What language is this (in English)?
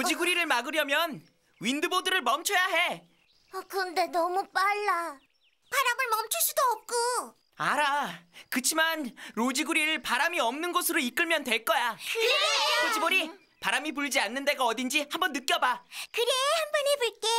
Korean